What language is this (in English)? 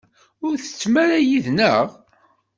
Kabyle